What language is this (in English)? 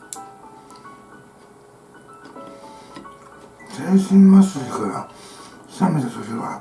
Japanese